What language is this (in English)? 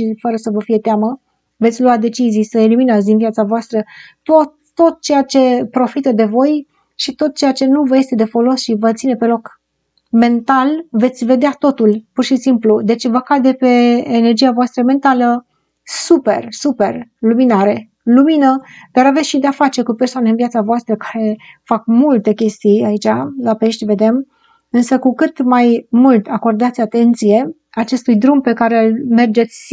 Romanian